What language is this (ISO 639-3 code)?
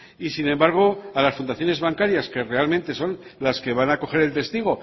spa